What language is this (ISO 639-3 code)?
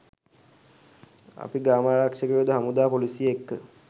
sin